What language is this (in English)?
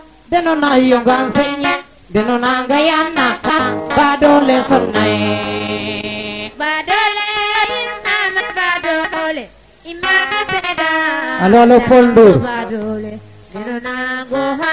Serer